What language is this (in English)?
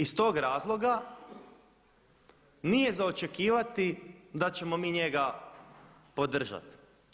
Croatian